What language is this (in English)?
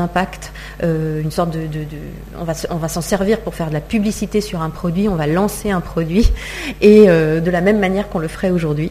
French